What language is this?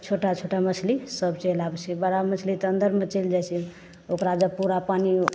Maithili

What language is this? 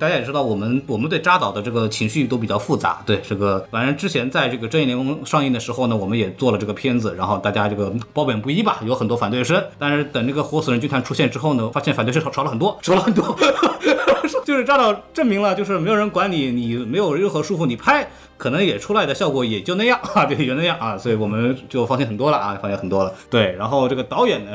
Chinese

